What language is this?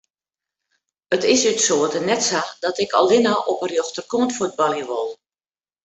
Western Frisian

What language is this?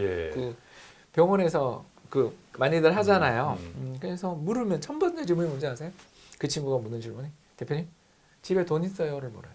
Korean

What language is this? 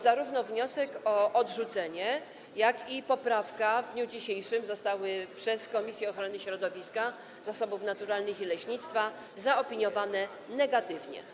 Polish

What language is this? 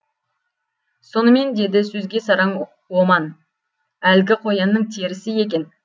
Kazakh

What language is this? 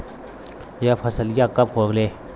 Bhojpuri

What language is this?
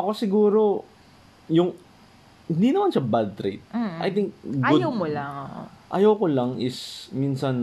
Filipino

